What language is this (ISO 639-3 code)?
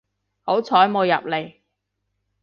yue